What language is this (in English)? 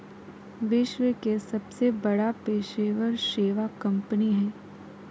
Magahi